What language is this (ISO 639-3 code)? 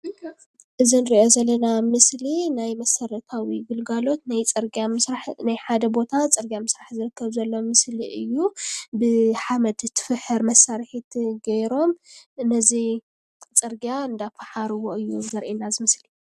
tir